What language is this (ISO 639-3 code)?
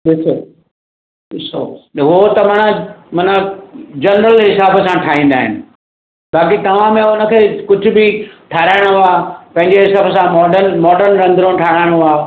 snd